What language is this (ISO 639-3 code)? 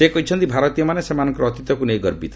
ori